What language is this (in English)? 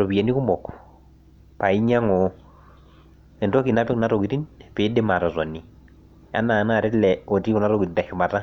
Masai